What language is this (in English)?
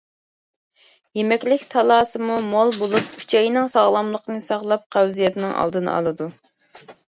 Uyghur